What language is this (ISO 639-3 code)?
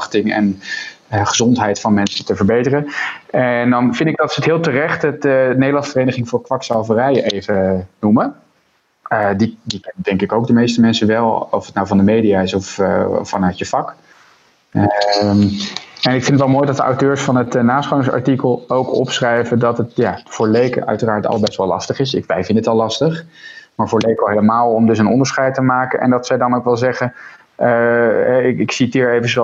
nld